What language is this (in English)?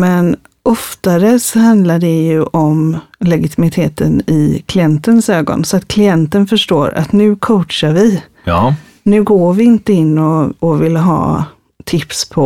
Swedish